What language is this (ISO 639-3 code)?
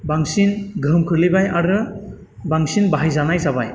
brx